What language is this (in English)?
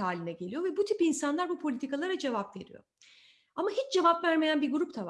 Turkish